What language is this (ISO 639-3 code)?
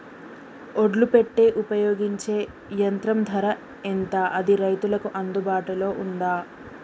tel